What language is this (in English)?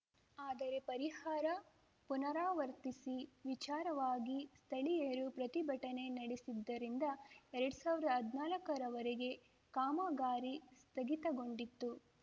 Kannada